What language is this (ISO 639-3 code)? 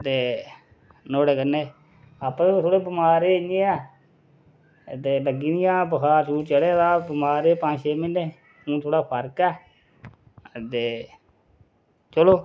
doi